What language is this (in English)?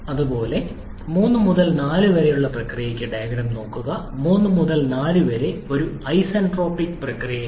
Malayalam